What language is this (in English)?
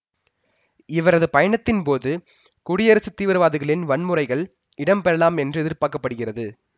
Tamil